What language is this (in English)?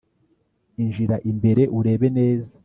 Kinyarwanda